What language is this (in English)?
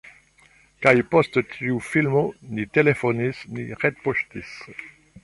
Esperanto